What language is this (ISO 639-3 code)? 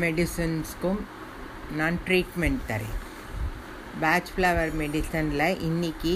tam